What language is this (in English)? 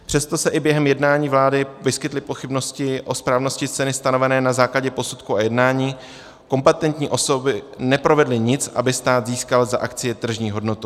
Czech